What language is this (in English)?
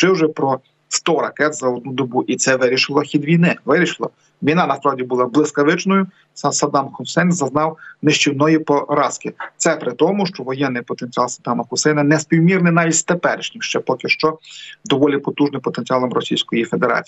Ukrainian